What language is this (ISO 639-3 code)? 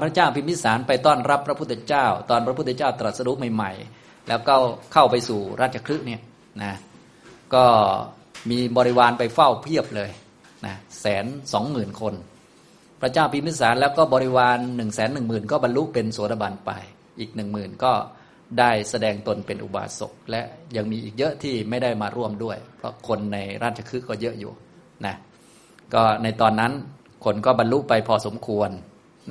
tha